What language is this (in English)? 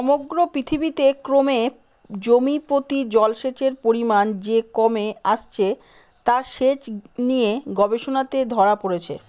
Bangla